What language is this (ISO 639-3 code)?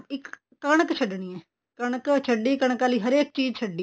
pan